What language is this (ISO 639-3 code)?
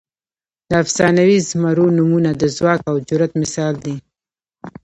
pus